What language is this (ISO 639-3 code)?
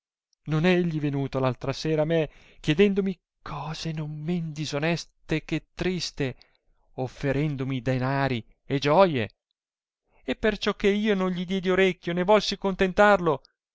ita